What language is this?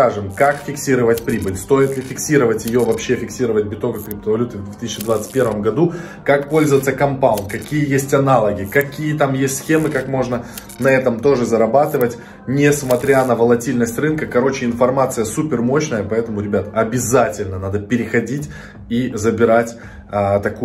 Russian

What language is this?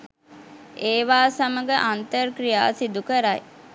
Sinhala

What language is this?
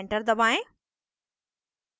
Hindi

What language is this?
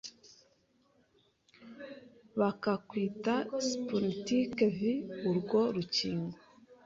Kinyarwanda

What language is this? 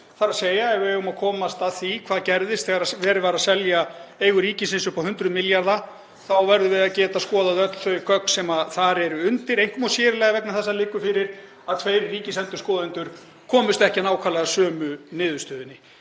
Icelandic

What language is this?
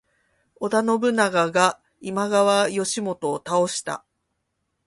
Japanese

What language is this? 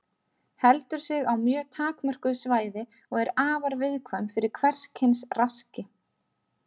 Icelandic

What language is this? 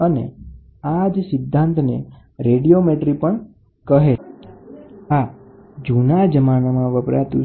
Gujarati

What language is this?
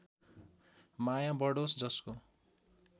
Nepali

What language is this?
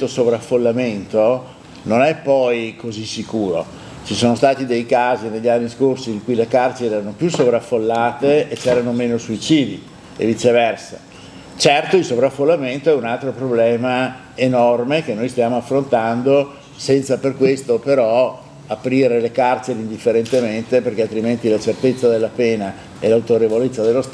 Italian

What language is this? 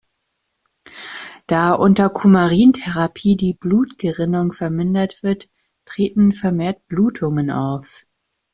German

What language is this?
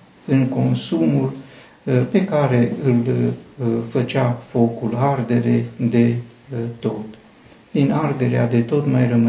Romanian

